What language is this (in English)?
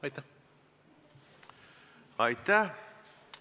Estonian